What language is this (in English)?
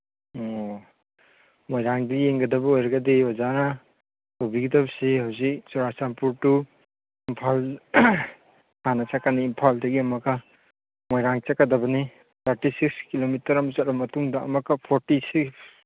Manipuri